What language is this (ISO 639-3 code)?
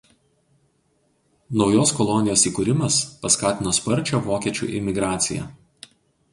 lit